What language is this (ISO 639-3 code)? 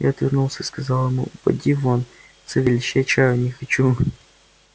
rus